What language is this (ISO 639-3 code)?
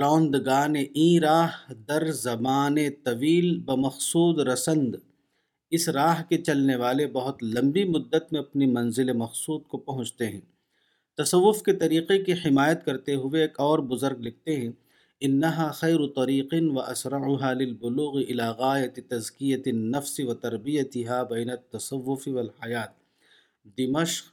urd